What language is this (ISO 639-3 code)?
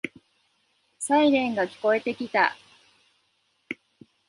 jpn